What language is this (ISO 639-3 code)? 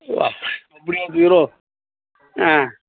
tam